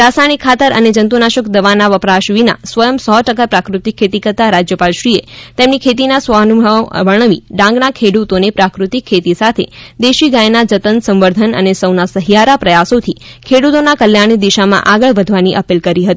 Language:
Gujarati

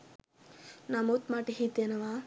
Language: Sinhala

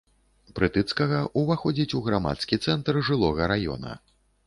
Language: Belarusian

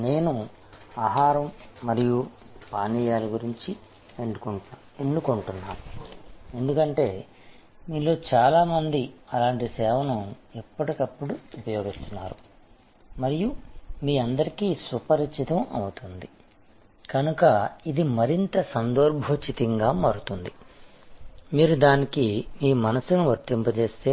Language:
Telugu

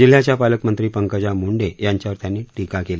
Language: Marathi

